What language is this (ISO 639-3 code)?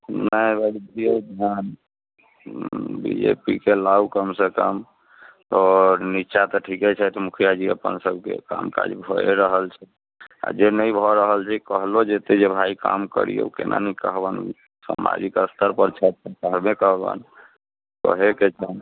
mai